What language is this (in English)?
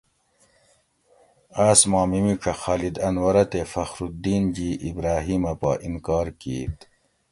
Gawri